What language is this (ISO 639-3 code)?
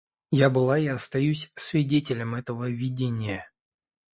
rus